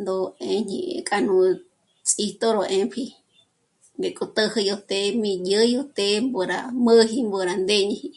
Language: Michoacán Mazahua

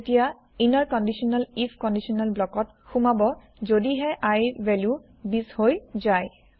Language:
Assamese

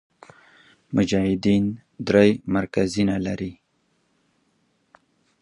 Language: Pashto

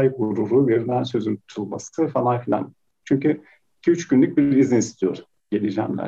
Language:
Turkish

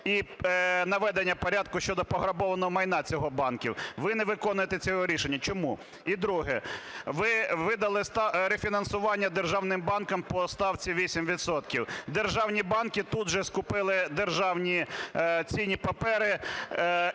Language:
Ukrainian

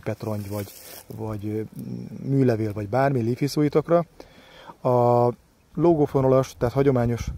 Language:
Hungarian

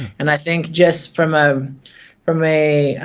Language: English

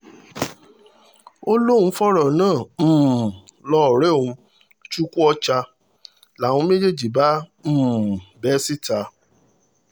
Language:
Yoruba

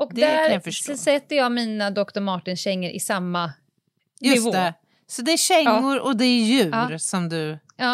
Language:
Swedish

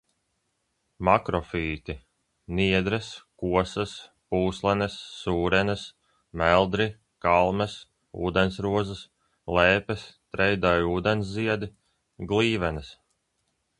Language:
Latvian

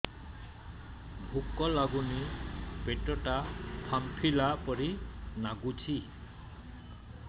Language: Odia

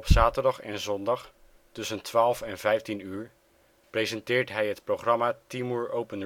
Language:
Dutch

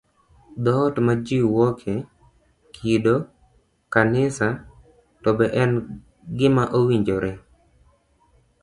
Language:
Luo (Kenya and Tanzania)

